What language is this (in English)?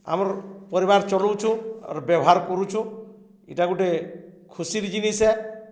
Odia